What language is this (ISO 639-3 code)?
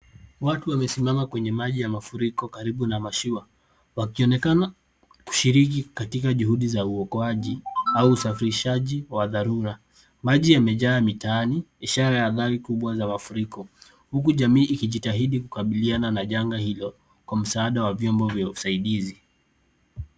swa